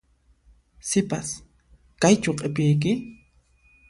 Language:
Puno Quechua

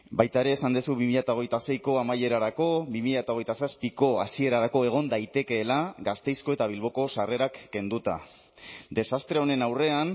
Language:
Basque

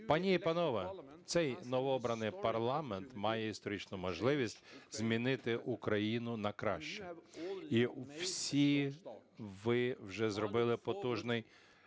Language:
Ukrainian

